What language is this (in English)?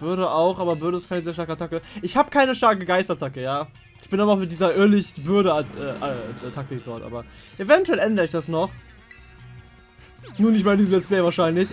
German